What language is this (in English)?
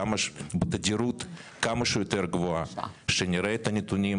Hebrew